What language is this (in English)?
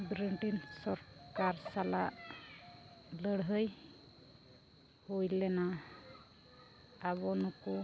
Santali